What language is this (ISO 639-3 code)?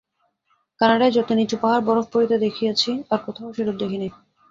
ben